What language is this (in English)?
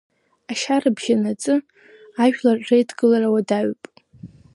Abkhazian